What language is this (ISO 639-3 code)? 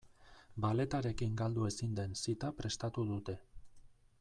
eus